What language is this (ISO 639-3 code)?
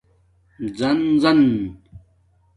dmk